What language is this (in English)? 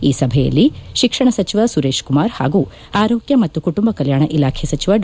Kannada